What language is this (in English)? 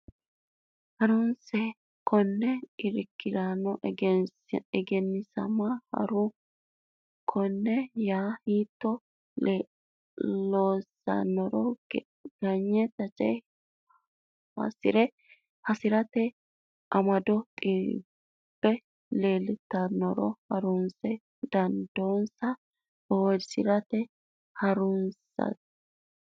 Sidamo